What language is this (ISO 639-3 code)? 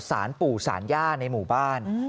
tha